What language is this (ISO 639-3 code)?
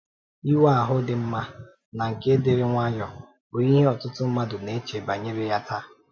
ibo